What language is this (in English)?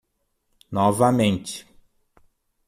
Portuguese